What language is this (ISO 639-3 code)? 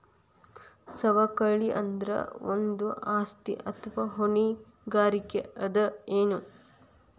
kan